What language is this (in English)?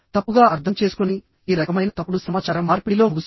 Telugu